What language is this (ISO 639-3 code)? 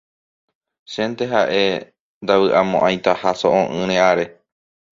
grn